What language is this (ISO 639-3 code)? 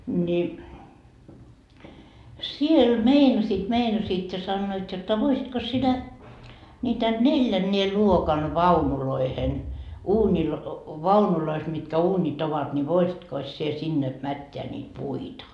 fin